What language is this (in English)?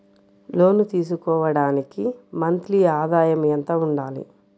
Telugu